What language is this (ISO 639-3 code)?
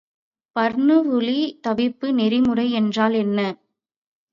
tam